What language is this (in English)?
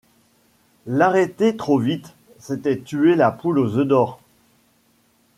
French